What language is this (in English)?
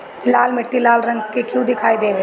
Bhojpuri